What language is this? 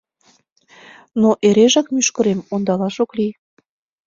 Mari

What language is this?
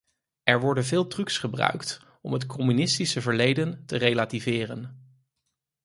Dutch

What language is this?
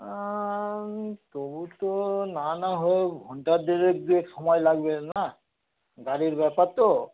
Bangla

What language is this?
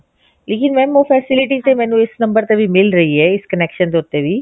Punjabi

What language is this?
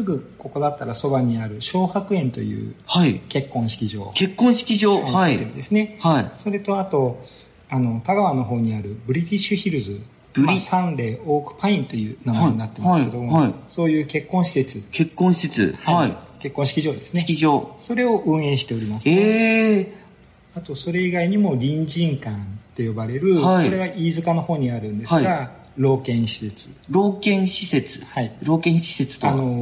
Japanese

